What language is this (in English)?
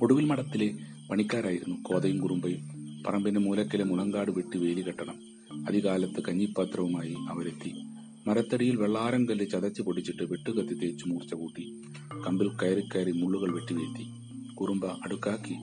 Malayalam